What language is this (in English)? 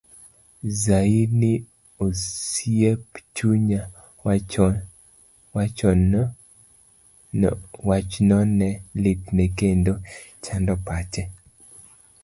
Luo (Kenya and Tanzania)